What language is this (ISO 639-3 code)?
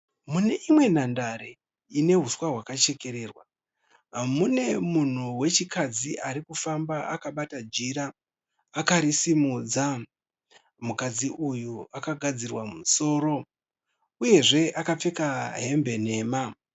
sna